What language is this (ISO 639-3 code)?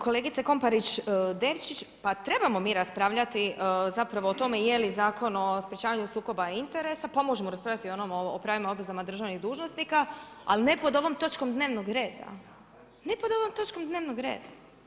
hrv